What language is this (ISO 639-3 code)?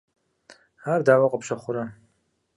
kbd